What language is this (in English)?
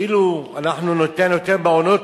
Hebrew